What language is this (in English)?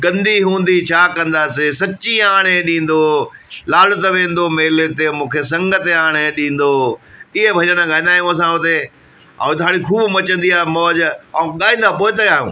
Sindhi